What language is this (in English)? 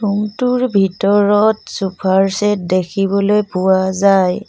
Assamese